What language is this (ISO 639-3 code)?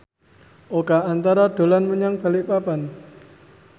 jav